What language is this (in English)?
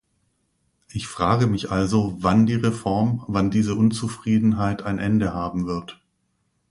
German